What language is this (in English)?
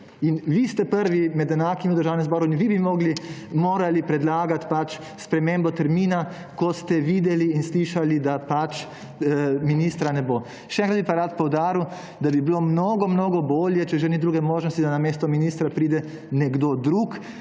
Slovenian